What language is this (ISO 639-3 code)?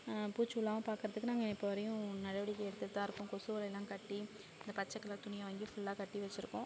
tam